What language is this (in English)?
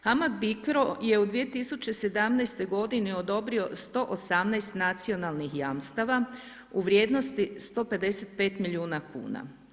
Croatian